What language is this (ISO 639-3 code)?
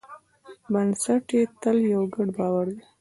pus